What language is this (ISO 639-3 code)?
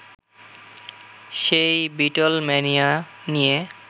ben